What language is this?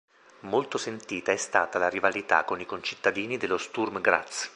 Italian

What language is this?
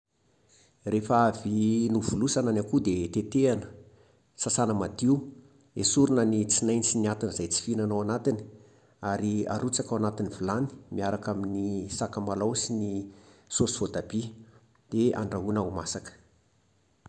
Malagasy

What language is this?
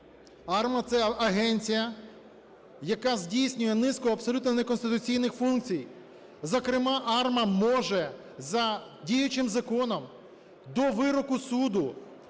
Ukrainian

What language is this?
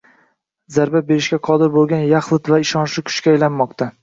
Uzbek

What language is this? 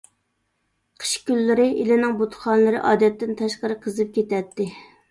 Uyghur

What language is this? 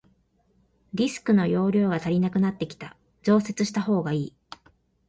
Japanese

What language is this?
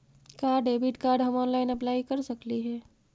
Magahi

